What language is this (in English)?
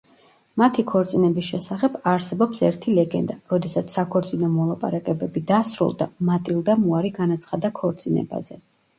Georgian